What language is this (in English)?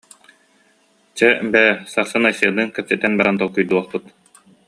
Yakut